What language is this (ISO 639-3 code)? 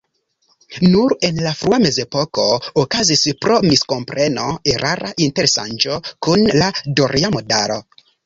epo